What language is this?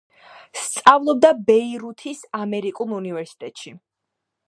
Georgian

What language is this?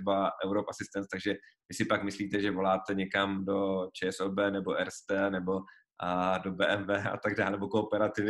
Czech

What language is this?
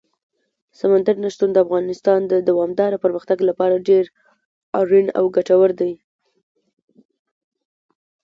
Pashto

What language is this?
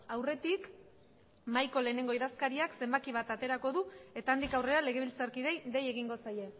Basque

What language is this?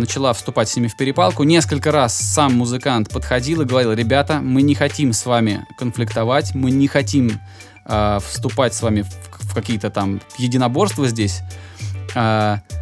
Russian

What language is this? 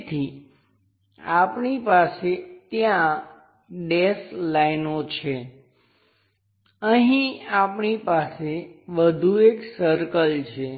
Gujarati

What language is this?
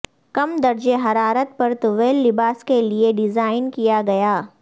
Urdu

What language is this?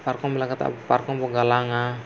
Santali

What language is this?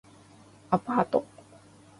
Japanese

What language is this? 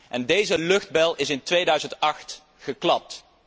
Dutch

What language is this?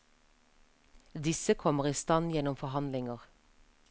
Norwegian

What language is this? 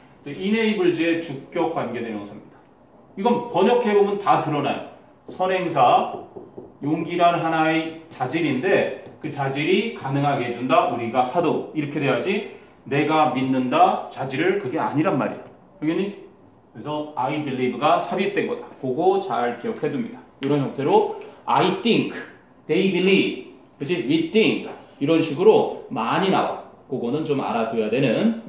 Korean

